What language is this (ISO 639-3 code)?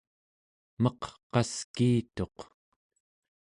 esu